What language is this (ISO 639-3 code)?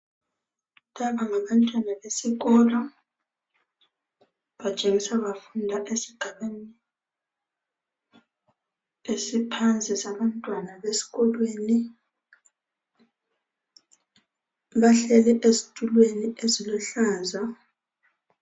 nde